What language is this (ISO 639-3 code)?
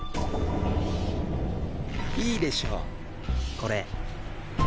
jpn